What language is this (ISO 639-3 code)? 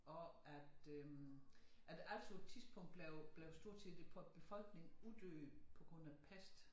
dan